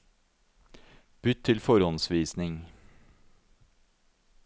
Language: Norwegian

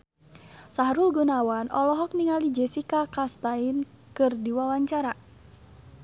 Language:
Sundanese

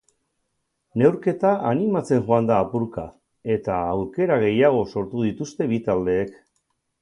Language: Basque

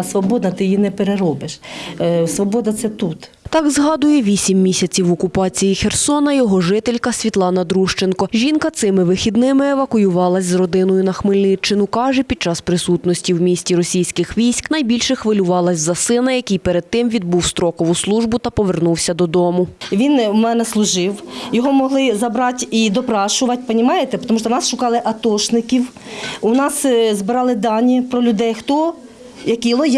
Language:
Ukrainian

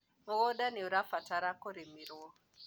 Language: Kikuyu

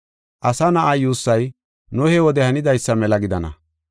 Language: Gofa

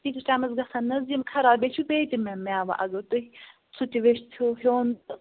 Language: Kashmiri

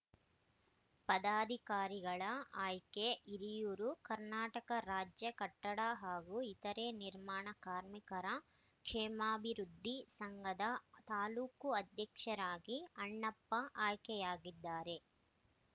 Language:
Kannada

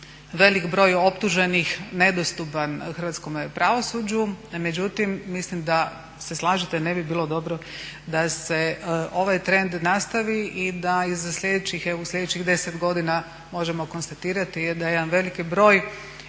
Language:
Croatian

